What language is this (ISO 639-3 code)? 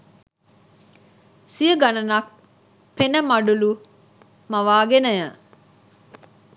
sin